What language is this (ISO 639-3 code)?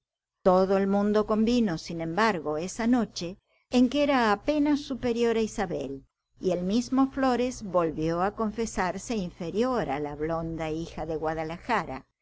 spa